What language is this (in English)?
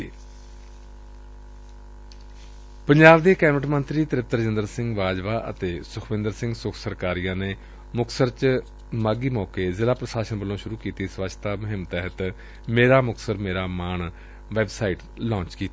Punjabi